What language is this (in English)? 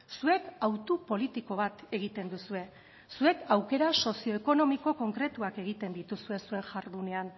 Basque